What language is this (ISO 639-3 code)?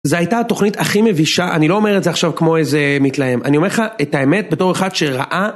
heb